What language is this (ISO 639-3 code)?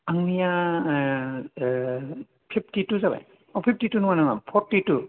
brx